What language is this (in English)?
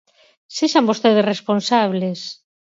Galician